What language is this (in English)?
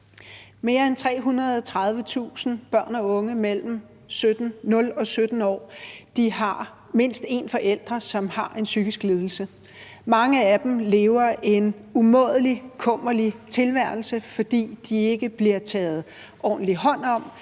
Danish